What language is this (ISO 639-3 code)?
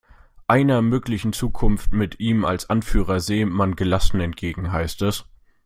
deu